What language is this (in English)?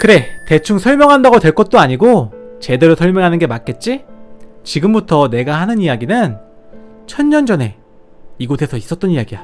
Korean